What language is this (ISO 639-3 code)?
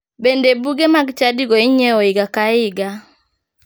luo